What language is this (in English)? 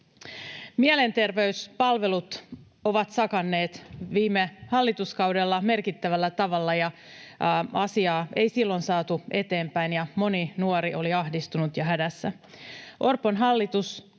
Finnish